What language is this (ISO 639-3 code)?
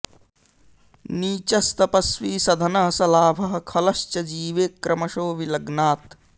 san